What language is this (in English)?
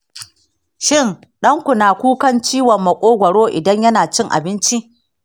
Hausa